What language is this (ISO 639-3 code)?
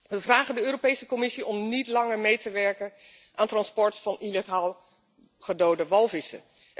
nld